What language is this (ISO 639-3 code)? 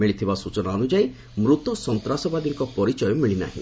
ori